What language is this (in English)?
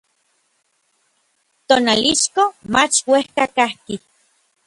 Orizaba Nahuatl